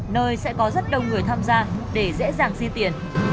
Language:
Vietnamese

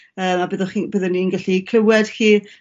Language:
Welsh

